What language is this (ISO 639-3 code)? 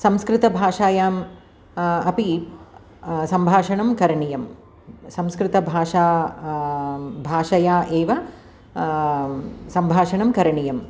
san